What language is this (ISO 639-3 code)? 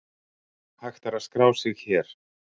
isl